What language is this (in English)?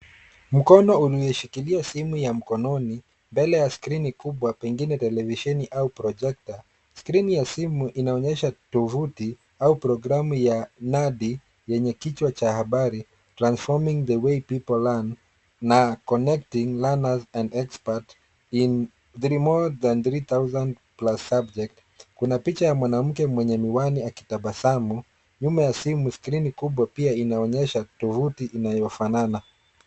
Swahili